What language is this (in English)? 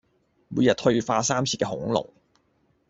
Cantonese